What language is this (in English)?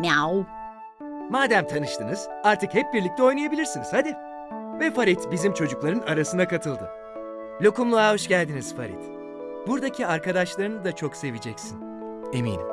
Turkish